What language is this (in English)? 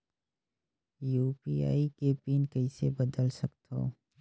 Chhattisgarhi